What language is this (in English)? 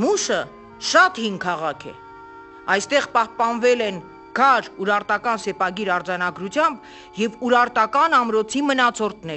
Romanian